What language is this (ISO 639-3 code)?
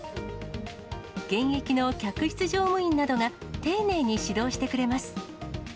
jpn